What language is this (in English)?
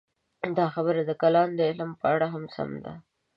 Pashto